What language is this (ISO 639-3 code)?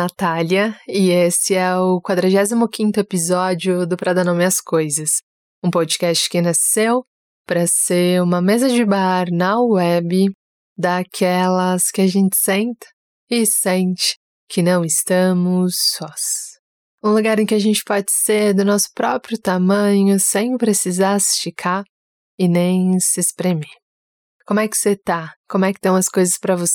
por